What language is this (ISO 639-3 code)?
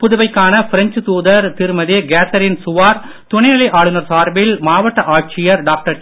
tam